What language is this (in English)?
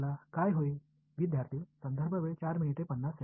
Tamil